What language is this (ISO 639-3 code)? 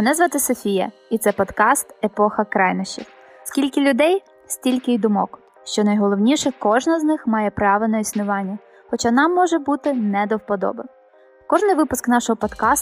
ukr